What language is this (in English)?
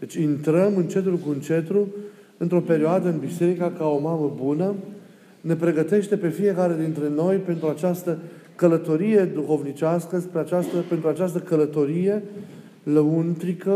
Romanian